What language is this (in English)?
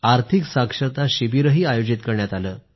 Marathi